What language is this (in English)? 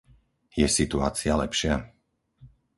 Slovak